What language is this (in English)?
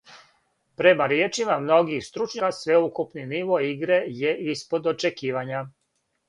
Serbian